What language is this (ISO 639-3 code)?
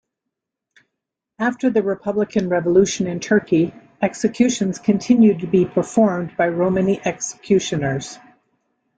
eng